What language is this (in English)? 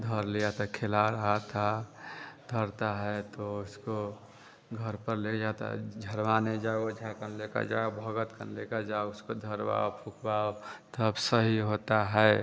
Hindi